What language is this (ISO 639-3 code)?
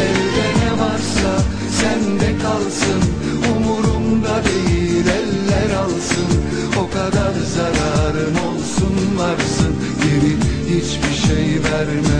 tur